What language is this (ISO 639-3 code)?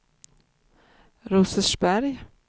swe